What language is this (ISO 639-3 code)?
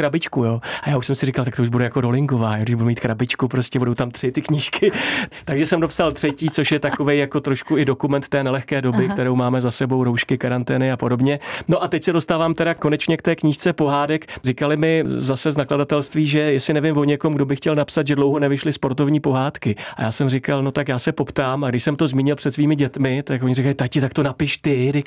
ces